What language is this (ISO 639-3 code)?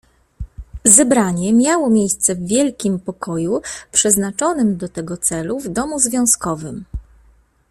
pol